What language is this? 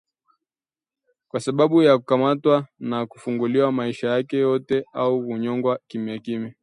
Swahili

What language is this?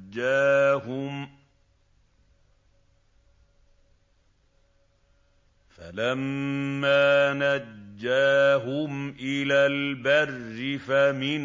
Arabic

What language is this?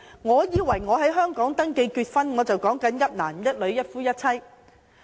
Cantonese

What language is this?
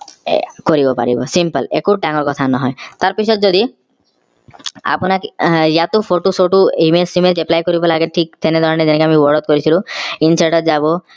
Assamese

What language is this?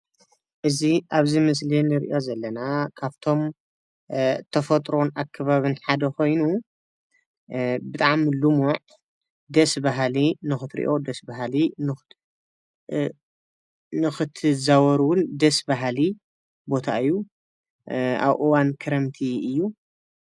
Tigrinya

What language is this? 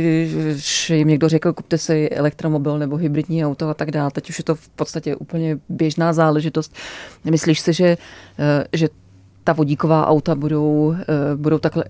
Czech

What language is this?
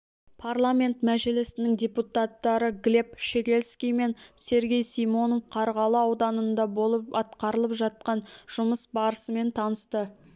Kazakh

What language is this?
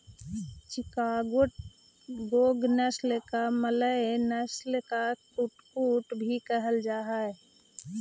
Magahi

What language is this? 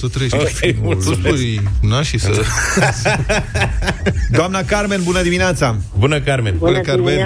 Romanian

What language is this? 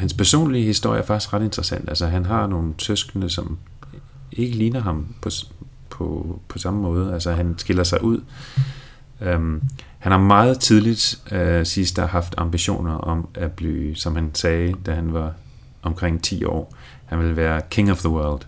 Danish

